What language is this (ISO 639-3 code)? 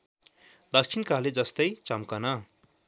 nep